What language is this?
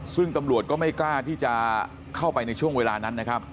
Thai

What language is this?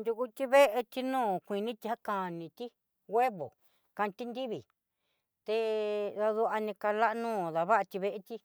Southeastern Nochixtlán Mixtec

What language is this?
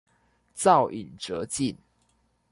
Chinese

